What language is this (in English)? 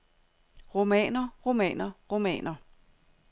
Danish